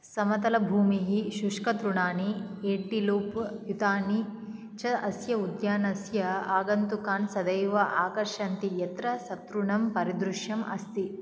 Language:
Sanskrit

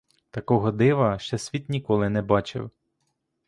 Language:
Ukrainian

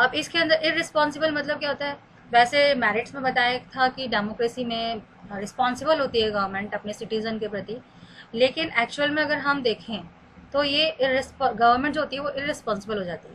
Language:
Hindi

